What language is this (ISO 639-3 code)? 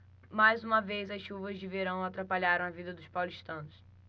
por